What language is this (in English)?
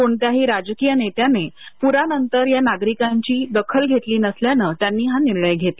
Marathi